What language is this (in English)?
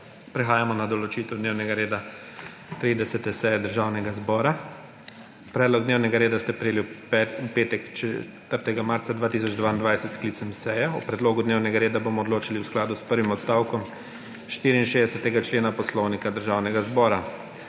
Slovenian